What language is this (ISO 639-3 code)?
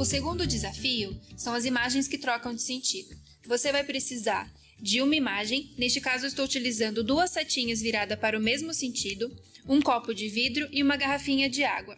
por